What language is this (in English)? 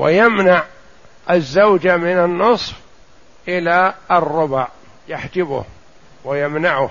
Arabic